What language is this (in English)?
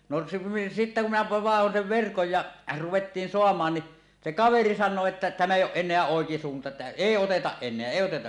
Finnish